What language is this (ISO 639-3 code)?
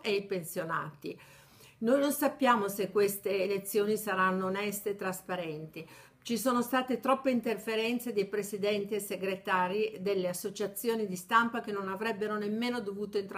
ita